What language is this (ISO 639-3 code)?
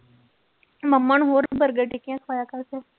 pan